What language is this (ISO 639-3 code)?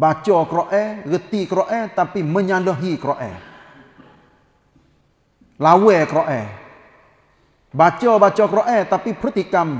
msa